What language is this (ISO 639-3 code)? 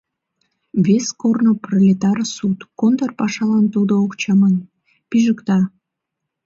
chm